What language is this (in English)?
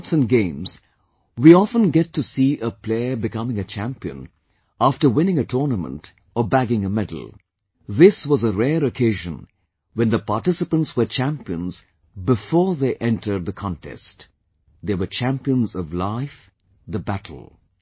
English